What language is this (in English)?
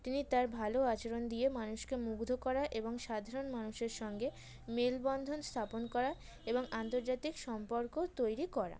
Bangla